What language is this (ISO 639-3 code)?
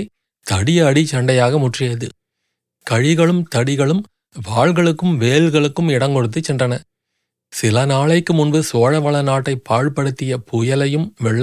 tam